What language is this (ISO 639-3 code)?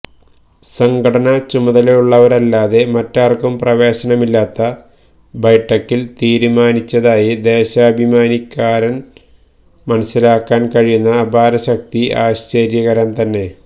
mal